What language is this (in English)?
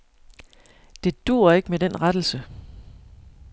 Danish